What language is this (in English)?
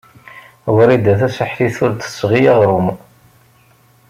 Kabyle